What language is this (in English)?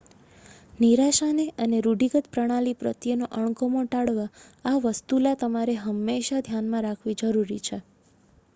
Gujarati